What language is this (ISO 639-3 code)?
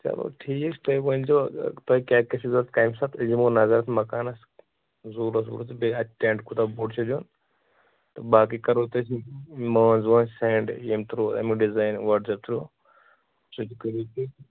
kas